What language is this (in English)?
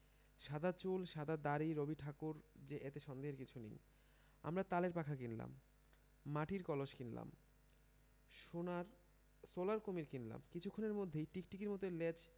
Bangla